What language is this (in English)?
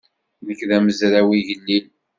Kabyle